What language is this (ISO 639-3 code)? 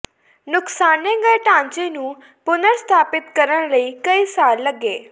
pan